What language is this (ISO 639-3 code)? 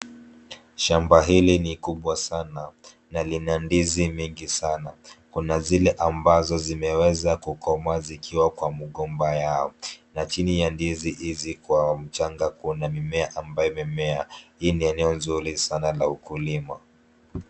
swa